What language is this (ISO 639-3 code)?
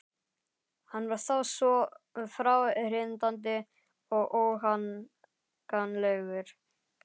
isl